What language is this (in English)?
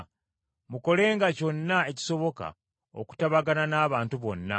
Ganda